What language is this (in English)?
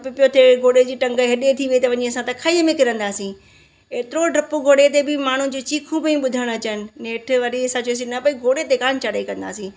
Sindhi